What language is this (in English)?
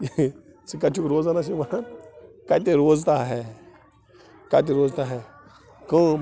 Kashmiri